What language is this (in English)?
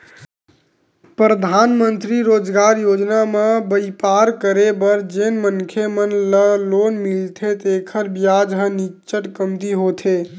Chhattisgarhi